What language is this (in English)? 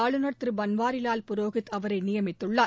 Tamil